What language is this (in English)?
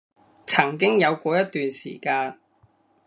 Cantonese